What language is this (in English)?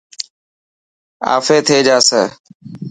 Dhatki